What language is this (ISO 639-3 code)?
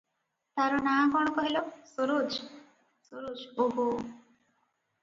ori